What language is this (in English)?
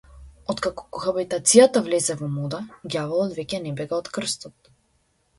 Macedonian